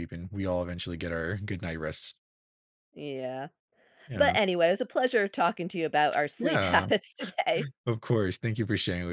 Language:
English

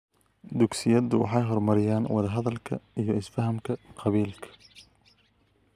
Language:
Somali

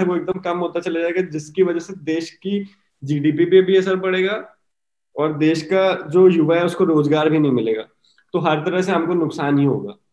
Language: Hindi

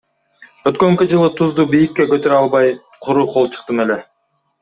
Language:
Kyrgyz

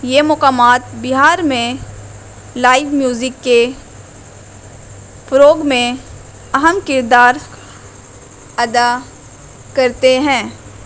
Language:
Urdu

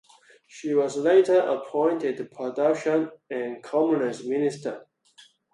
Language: English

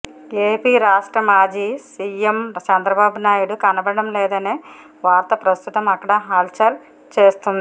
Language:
Telugu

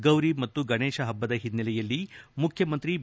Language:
Kannada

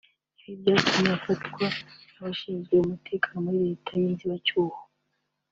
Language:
Kinyarwanda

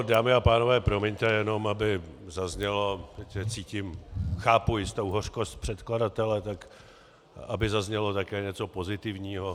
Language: Czech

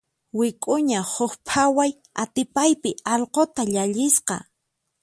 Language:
Puno Quechua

